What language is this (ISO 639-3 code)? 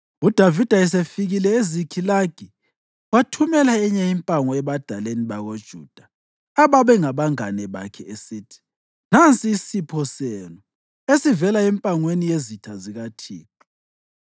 nde